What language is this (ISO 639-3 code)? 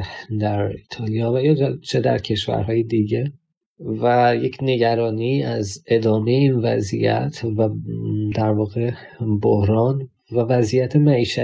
fas